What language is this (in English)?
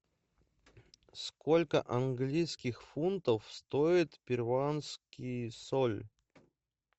Russian